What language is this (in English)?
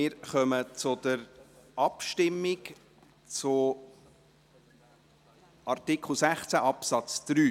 Swiss German